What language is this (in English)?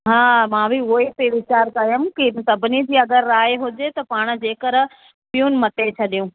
Sindhi